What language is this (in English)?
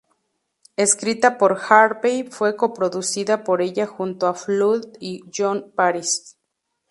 Spanish